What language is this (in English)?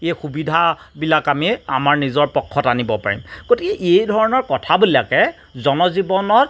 Assamese